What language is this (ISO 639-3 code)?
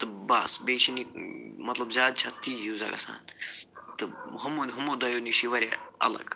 kas